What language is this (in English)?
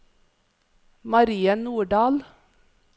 Norwegian